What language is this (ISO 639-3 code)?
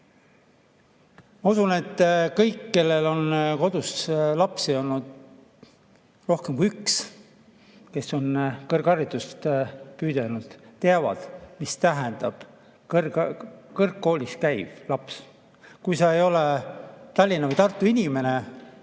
est